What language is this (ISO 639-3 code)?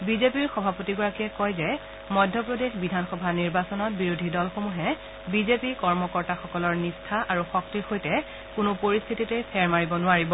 asm